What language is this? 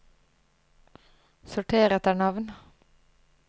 Norwegian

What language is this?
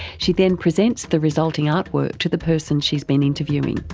English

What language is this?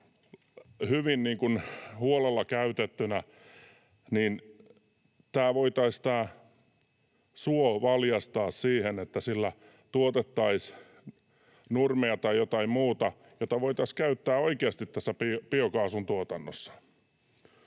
Finnish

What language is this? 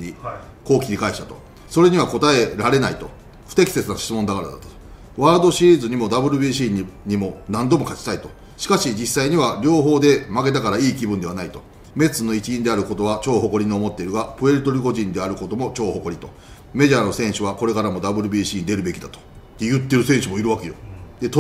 Japanese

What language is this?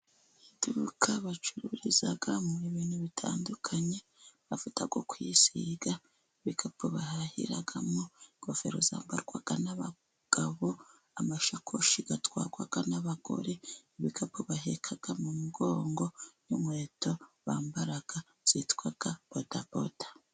Kinyarwanda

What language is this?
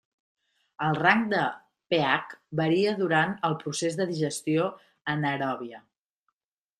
Catalan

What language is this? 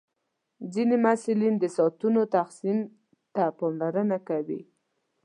Pashto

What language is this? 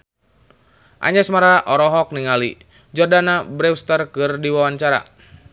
Sundanese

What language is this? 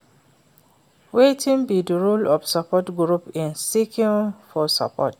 Nigerian Pidgin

